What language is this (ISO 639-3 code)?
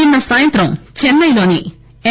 tel